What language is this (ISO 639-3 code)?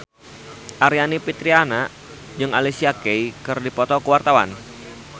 sun